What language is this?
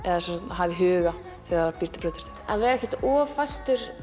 Icelandic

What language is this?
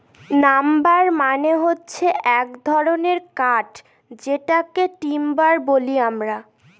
Bangla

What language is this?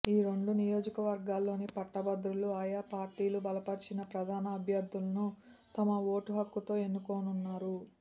Telugu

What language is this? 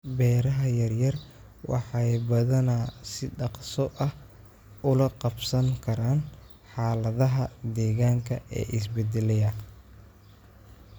Somali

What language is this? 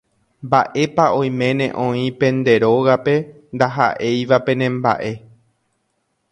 Guarani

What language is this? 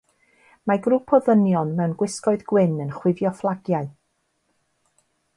Welsh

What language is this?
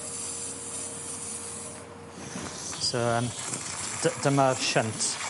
Welsh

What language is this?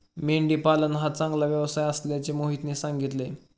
Marathi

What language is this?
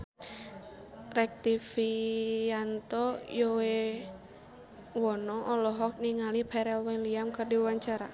Sundanese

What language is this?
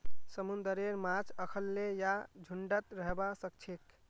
Magahi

